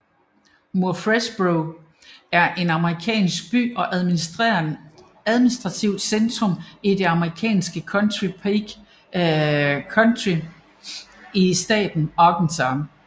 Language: Danish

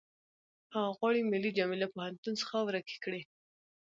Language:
Pashto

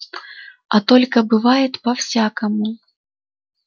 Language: Russian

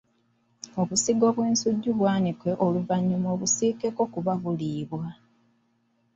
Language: Ganda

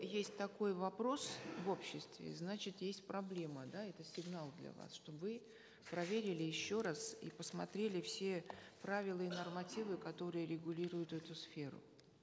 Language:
Kazakh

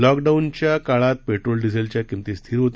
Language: Marathi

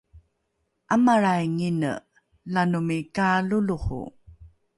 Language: Rukai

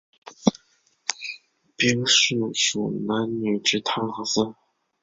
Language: Chinese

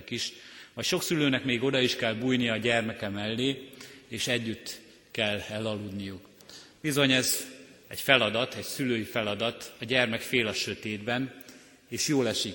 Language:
Hungarian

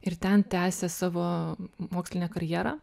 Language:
Lithuanian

